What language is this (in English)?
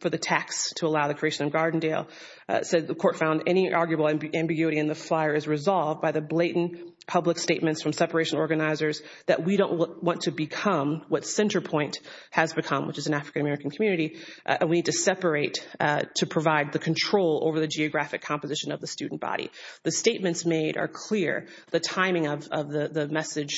English